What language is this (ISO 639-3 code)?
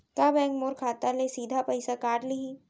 hne